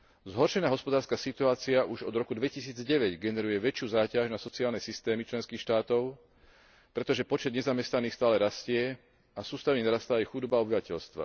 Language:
Slovak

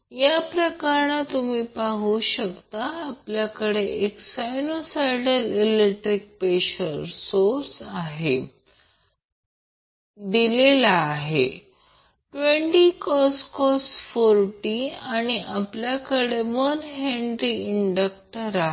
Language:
Marathi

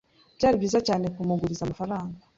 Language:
Kinyarwanda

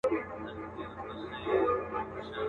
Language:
Pashto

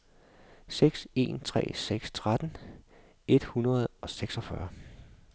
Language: Danish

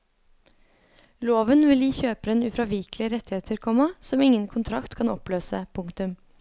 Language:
Norwegian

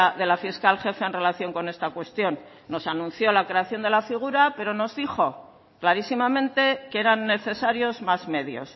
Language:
Spanish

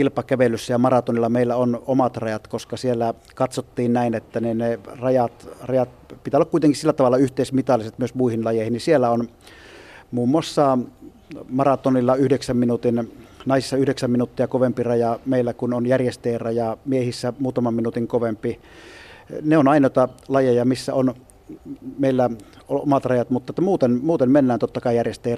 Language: Finnish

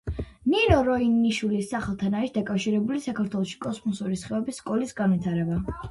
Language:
Georgian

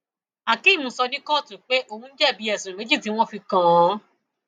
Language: Yoruba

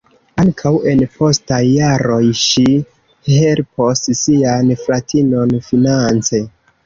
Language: Esperanto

